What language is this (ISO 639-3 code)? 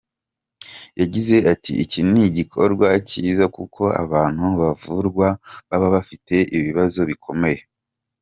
kin